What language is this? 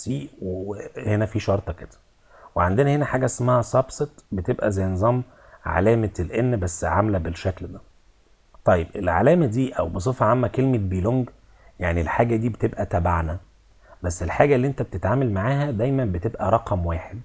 Arabic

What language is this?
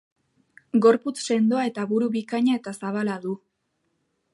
Basque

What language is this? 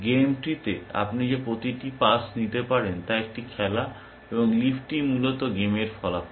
Bangla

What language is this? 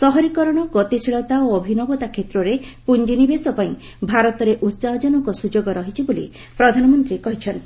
Odia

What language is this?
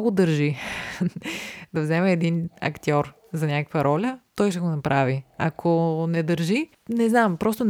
Bulgarian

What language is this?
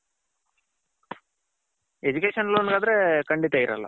Kannada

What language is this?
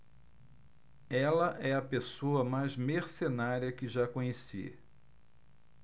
Portuguese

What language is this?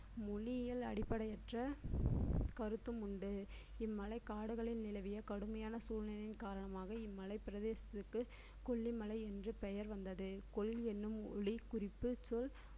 Tamil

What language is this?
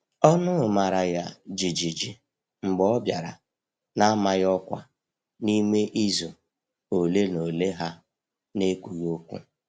Igbo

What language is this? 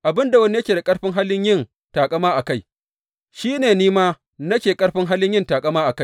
Hausa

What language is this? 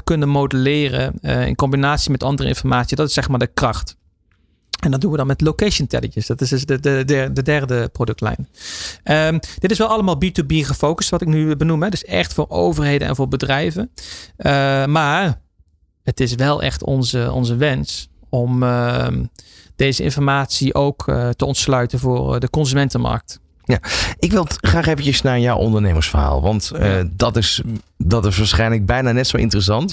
Dutch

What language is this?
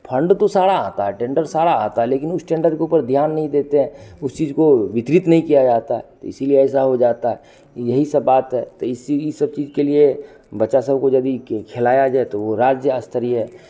Hindi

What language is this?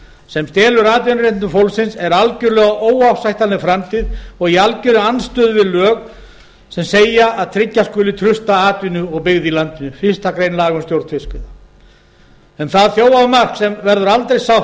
Icelandic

